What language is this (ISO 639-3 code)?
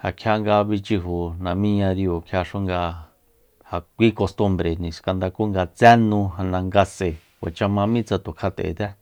vmp